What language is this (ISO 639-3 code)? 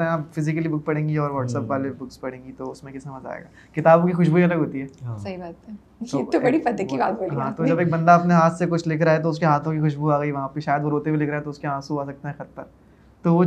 urd